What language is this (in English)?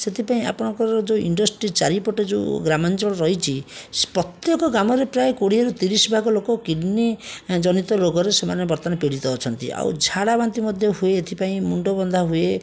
Odia